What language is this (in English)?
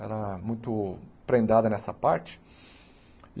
Portuguese